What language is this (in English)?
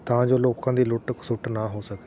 Punjabi